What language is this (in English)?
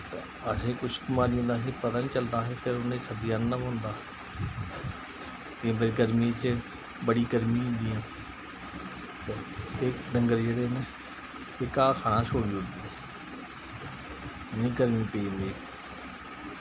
Dogri